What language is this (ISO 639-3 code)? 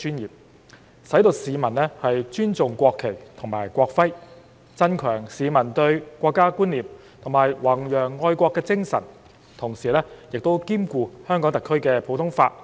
yue